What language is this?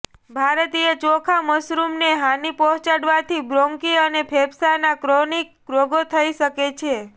Gujarati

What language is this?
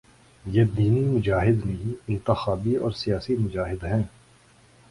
Urdu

